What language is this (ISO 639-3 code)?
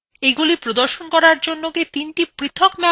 ben